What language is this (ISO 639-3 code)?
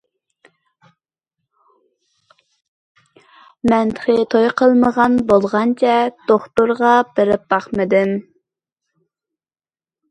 uig